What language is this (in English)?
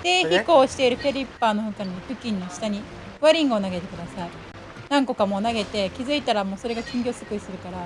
Japanese